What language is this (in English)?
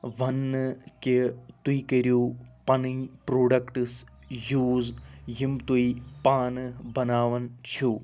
Kashmiri